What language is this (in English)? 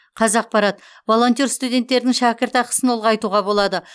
Kazakh